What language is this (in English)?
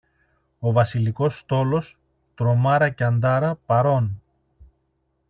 Greek